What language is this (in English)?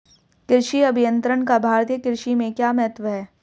Hindi